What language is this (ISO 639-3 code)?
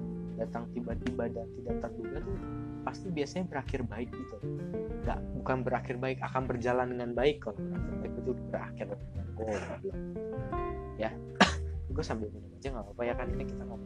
ind